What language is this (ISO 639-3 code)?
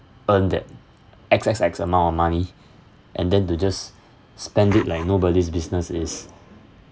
eng